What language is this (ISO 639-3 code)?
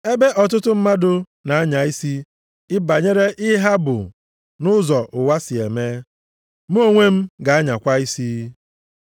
ibo